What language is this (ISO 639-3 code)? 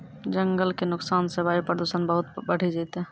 mai